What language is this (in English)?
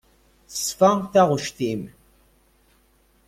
Kabyle